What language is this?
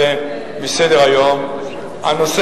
Hebrew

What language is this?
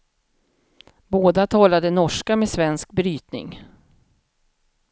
Swedish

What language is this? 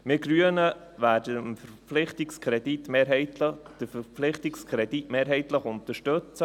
Swiss German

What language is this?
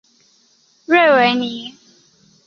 Chinese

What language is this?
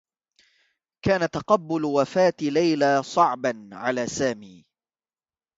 Arabic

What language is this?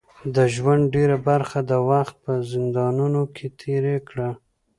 Pashto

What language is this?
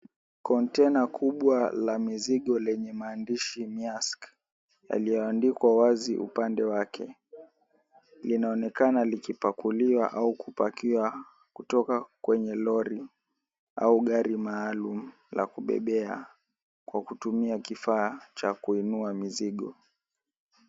Swahili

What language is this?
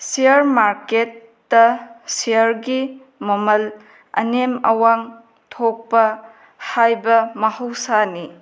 Manipuri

